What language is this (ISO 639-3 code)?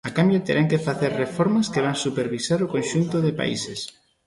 glg